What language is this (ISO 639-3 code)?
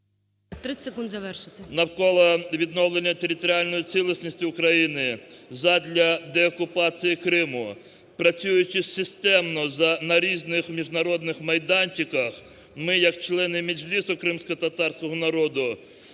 ukr